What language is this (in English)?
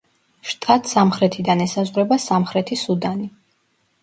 Georgian